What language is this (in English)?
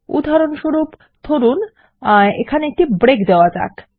Bangla